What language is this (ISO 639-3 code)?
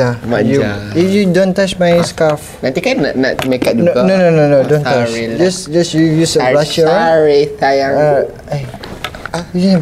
msa